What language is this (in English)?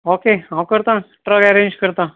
Konkani